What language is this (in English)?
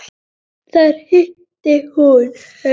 Icelandic